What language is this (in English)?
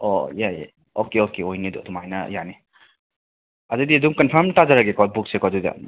Manipuri